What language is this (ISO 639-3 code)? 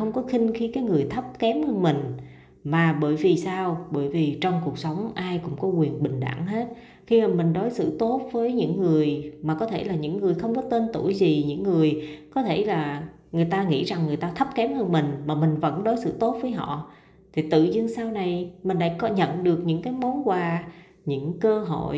vie